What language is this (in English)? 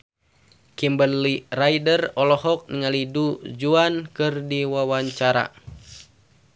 Sundanese